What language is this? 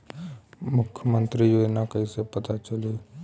Bhojpuri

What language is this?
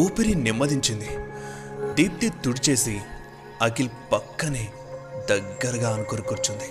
Telugu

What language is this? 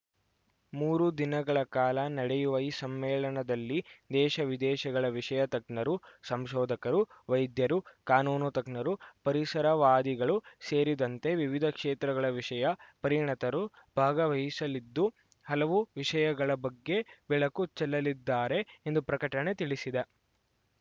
Kannada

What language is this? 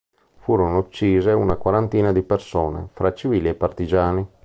Italian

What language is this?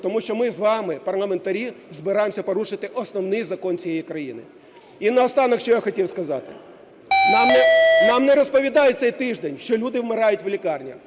Ukrainian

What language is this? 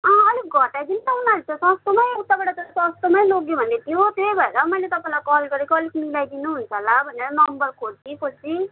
Nepali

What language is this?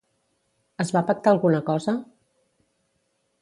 Catalan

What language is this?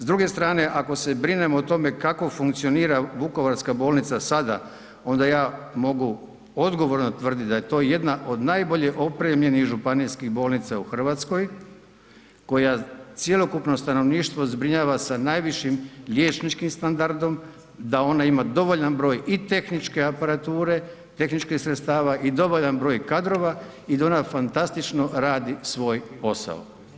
Croatian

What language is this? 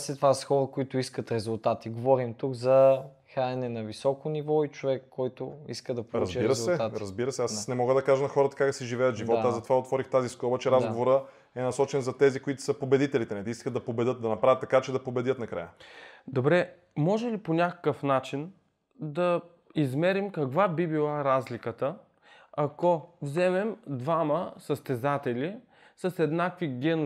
Bulgarian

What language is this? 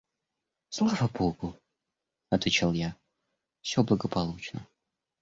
Russian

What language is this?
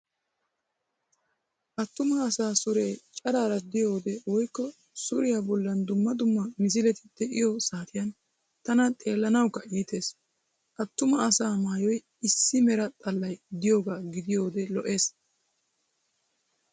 Wolaytta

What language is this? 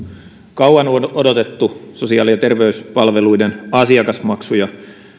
Finnish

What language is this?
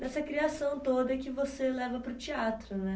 Portuguese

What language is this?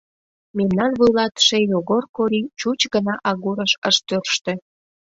Mari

